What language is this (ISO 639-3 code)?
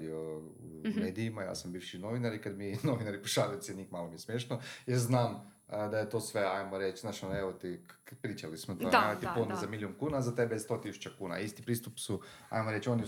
hrv